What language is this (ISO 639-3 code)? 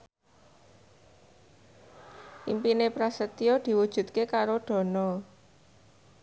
jav